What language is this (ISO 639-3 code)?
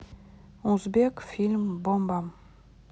rus